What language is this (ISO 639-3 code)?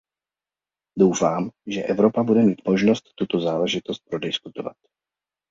ces